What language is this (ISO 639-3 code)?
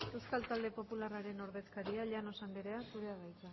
eus